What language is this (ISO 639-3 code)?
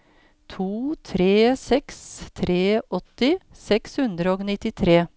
nor